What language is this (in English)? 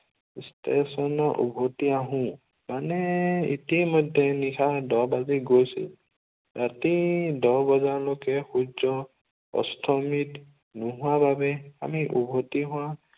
Assamese